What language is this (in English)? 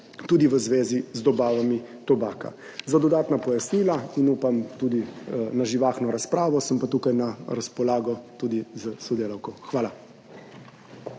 Slovenian